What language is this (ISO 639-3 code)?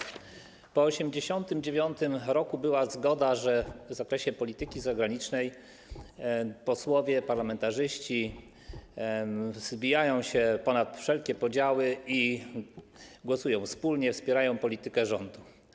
pol